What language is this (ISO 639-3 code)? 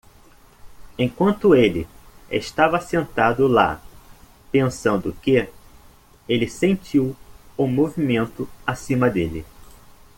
por